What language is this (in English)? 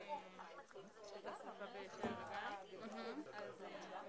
Hebrew